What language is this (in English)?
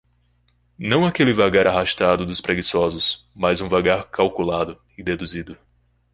Portuguese